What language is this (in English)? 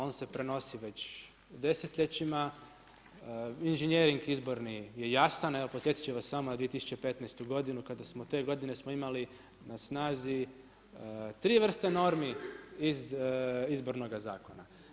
Croatian